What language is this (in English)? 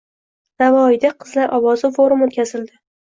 Uzbek